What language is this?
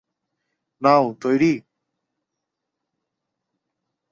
Bangla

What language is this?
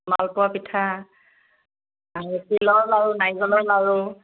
Assamese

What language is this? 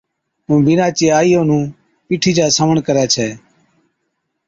Od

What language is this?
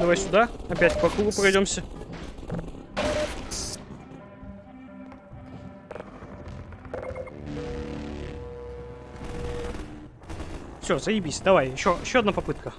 Russian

